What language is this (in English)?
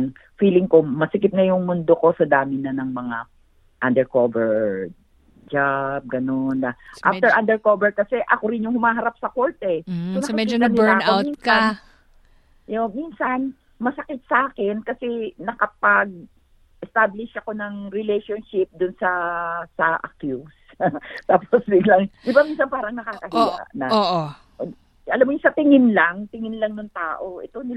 Filipino